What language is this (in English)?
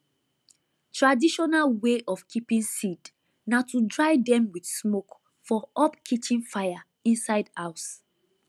Nigerian Pidgin